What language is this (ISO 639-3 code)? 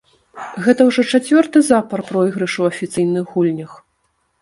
bel